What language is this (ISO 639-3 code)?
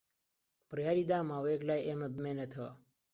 ckb